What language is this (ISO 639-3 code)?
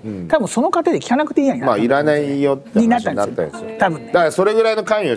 jpn